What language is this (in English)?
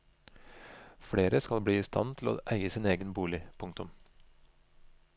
Norwegian